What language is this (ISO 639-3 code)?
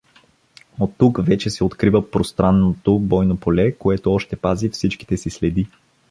bul